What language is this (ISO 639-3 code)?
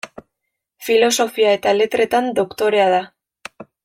eus